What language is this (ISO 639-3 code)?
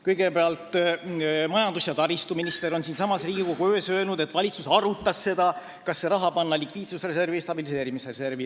est